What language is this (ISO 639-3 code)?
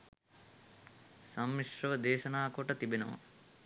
sin